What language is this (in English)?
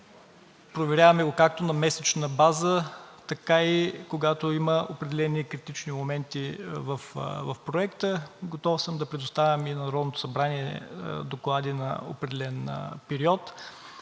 Bulgarian